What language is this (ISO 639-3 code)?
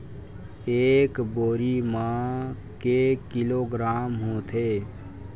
hne